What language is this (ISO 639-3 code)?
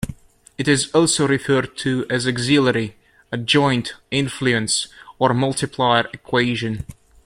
eng